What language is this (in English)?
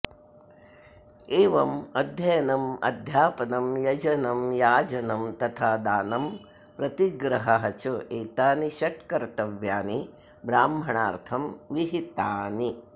Sanskrit